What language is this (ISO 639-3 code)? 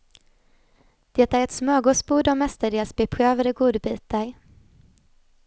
swe